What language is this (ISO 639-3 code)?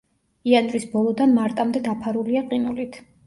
kat